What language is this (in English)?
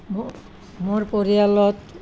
Assamese